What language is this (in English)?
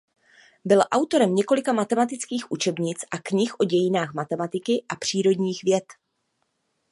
Czech